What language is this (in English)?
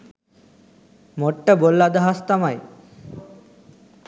Sinhala